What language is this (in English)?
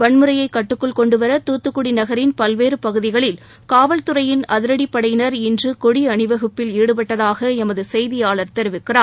Tamil